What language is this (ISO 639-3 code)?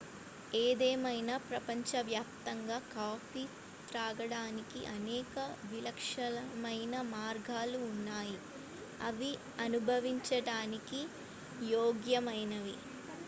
tel